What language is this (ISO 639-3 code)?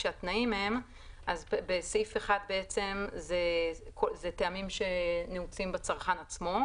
heb